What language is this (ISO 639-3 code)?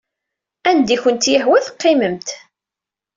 kab